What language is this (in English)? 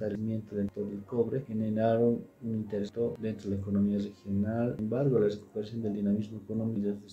Spanish